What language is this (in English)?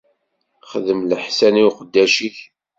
Kabyle